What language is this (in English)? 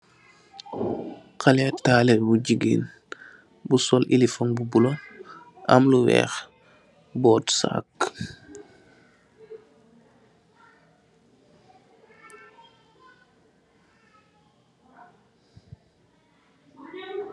Wolof